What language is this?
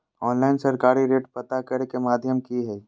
Magahi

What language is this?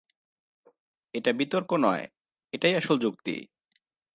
Bangla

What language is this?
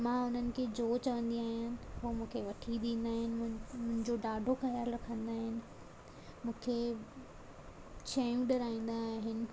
Sindhi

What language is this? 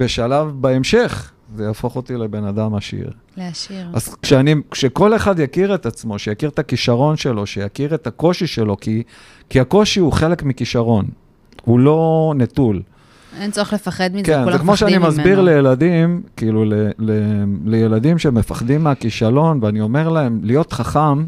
Hebrew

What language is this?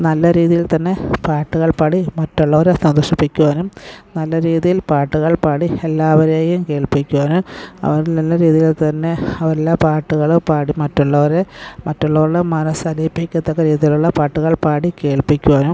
Malayalam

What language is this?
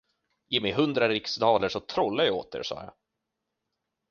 Swedish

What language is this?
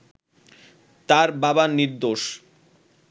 Bangla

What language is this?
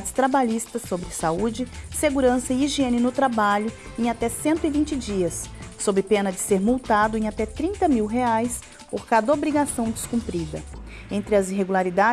Portuguese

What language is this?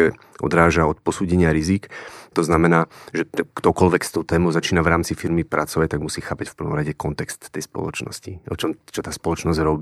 Slovak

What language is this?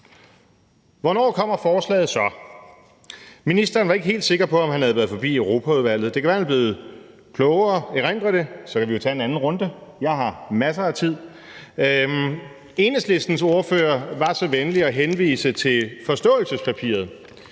Danish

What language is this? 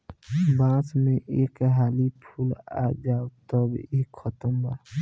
Bhojpuri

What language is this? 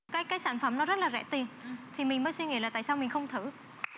Vietnamese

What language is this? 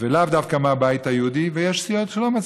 Hebrew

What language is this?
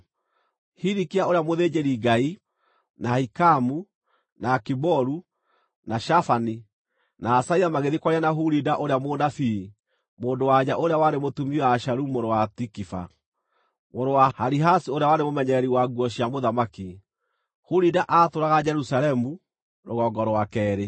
Kikuyu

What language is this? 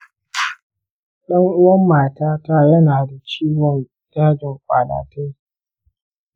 Hausa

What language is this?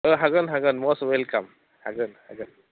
Bodo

